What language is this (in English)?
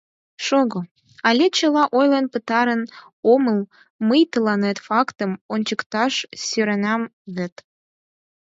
Mari